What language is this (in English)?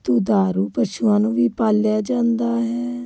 Punjabi